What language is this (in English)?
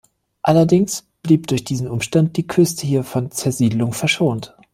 German